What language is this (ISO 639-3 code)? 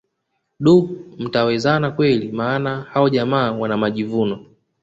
swa